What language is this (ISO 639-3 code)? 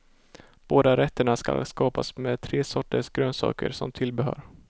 swe